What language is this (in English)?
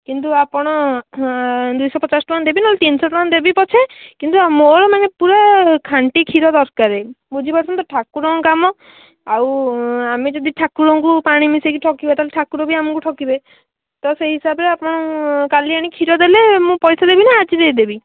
Odia